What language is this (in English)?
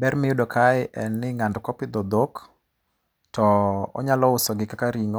Luo (Kenya and Tanzania)